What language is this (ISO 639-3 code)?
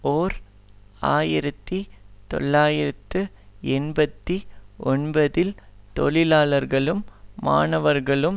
tam